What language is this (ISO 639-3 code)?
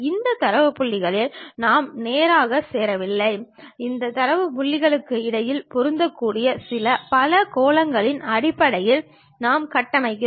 tam